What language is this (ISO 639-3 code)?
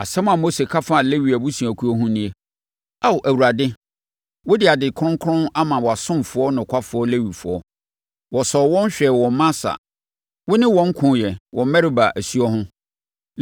aka